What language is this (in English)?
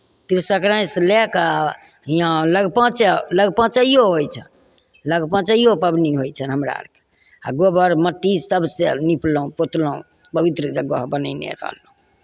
Maithili